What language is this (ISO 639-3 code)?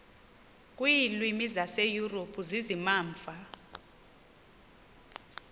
xho